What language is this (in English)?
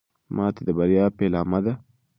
Pashto